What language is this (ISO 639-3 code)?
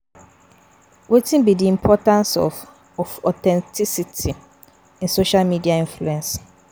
pcm